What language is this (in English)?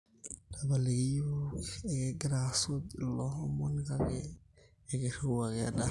Masai